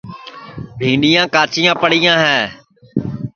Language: Sansi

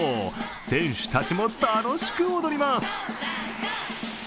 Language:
Japanese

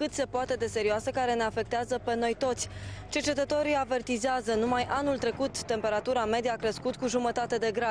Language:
Romanian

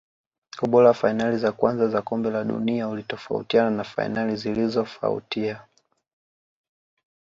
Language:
Swahili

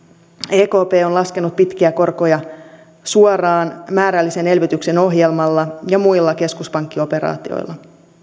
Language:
Finnish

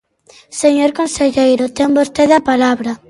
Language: Galician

